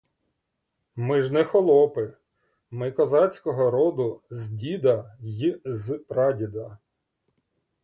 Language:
Ukrainian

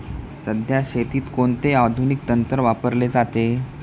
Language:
Marathi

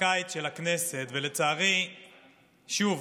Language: Hebrew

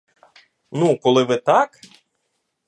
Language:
Ukrainian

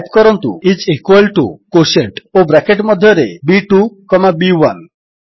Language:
Odia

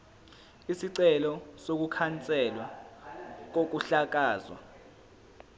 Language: Zulu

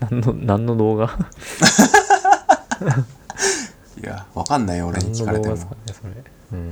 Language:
Japanese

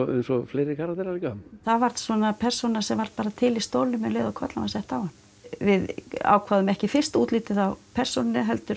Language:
Icelandic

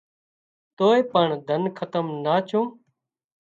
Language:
Wadiyara Koli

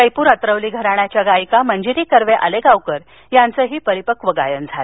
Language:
Marathi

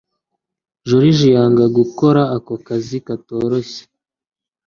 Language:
Kinyarwanda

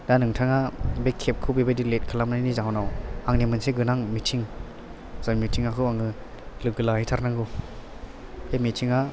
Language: Bodo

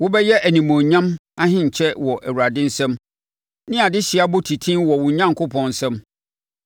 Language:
Akan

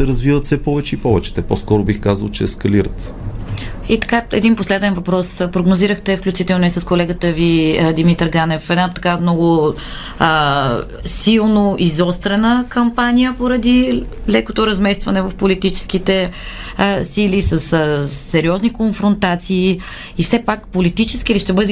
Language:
Bulgarian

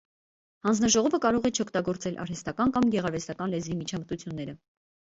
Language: Armenian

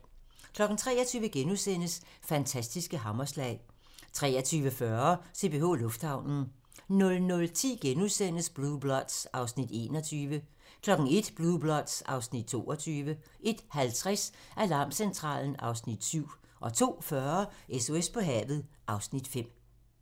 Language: Danish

